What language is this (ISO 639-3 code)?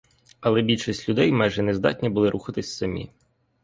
ukr